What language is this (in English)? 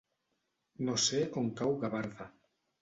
Catalan